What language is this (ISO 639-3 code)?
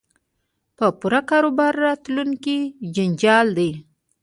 pus